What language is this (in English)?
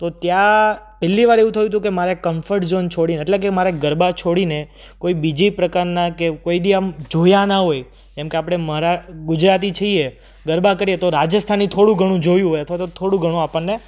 Gujarati